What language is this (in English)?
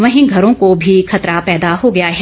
Hindi